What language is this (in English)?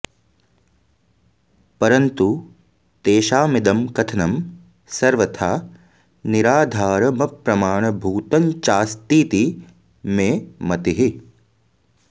Sanskrit